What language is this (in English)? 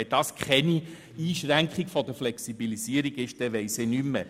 Swiss German